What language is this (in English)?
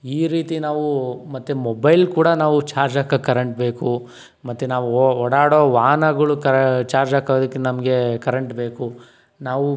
Kannada